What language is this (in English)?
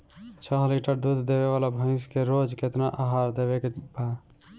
Bhojpuri